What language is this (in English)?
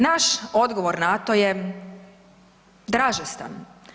Croatian